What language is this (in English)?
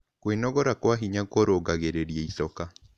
Kikuyu